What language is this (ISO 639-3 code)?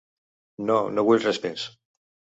cat